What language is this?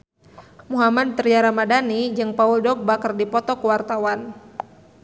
Sundanese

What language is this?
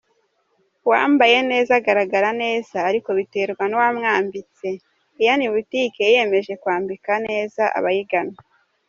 Kinyarwanda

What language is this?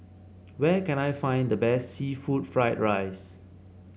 English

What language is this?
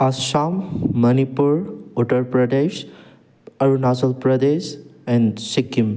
Manipuri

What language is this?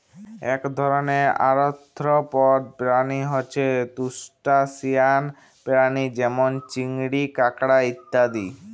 Bangla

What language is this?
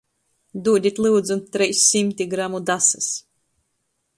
Latgalian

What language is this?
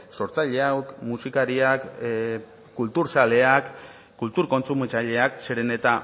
Basque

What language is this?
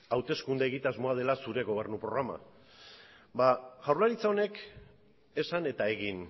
Basque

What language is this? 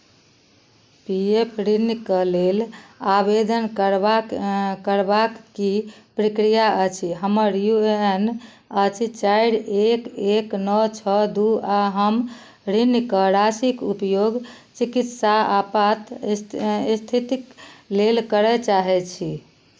Maithili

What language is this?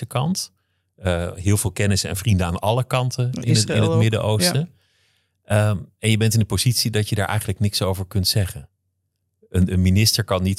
Dutch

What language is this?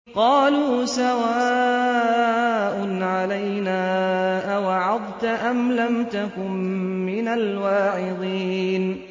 Arabic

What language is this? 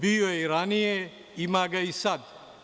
Serbian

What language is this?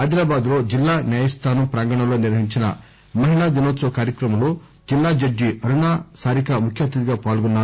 Telugu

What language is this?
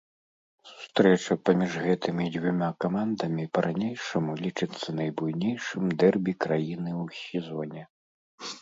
Belarusian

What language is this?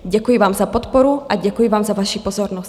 Czech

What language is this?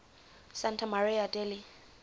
English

